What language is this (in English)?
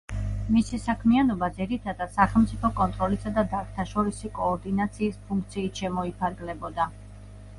Georgian